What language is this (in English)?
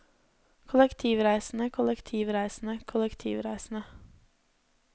Norwegian